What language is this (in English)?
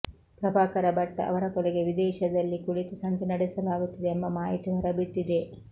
Kannada